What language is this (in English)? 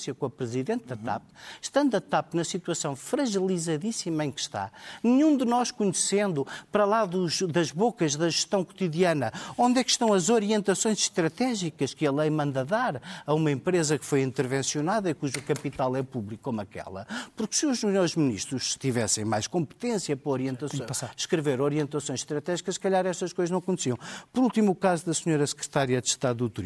Portuguese